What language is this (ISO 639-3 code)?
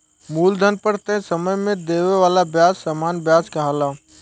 bho